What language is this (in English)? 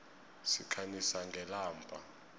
South Ndebele